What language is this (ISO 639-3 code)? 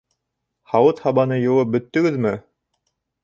bak